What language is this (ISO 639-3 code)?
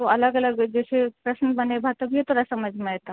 mai